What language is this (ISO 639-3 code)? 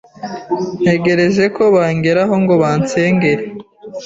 kin